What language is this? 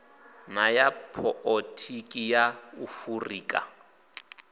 Venda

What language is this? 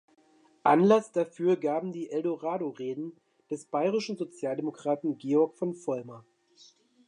German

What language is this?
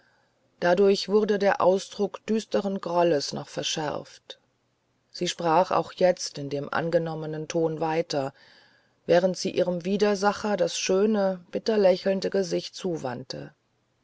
German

